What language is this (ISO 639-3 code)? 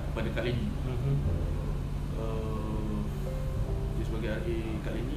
msa